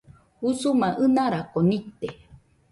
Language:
Nüpode Huitoto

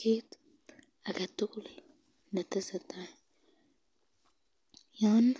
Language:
Kalenjin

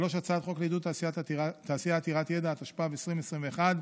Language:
Hebrew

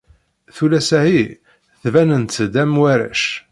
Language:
Kabyle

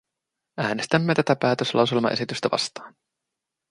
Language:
Finnish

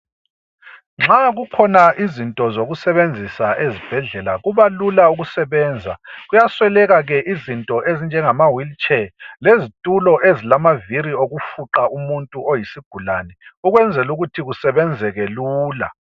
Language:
North Ndebele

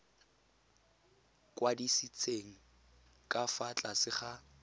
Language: Tswana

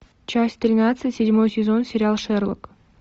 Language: Russian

